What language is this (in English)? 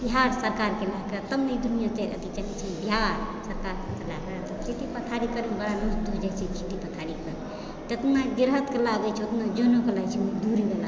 Maithili